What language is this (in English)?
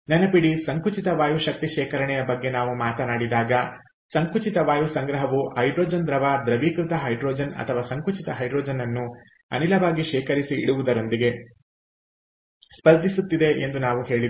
Kannada